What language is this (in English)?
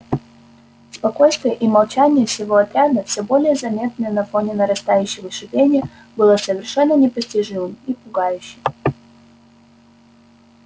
Russian